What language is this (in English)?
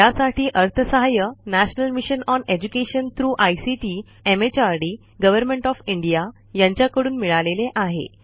Marathi